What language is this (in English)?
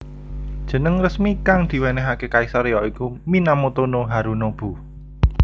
Javanese